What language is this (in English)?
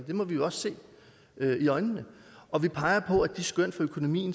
Danish